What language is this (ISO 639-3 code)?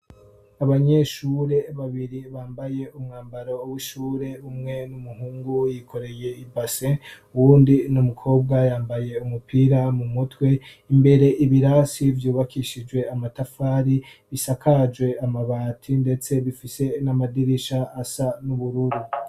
run